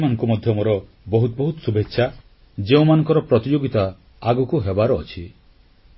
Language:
Odia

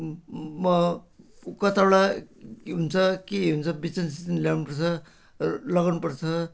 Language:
Nepali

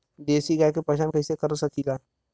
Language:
Bhojpuri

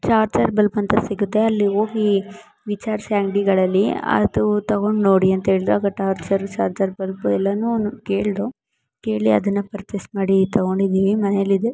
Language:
Kannada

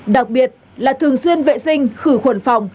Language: Vietnamese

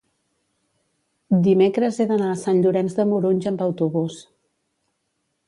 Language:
Catalan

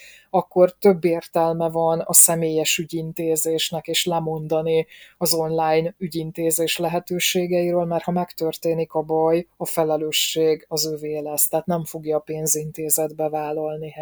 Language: Hungarian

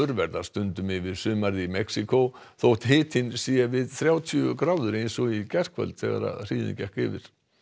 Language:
Icelandic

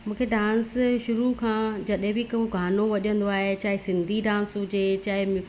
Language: Sindhi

